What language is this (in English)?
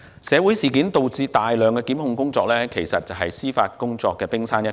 Cantonese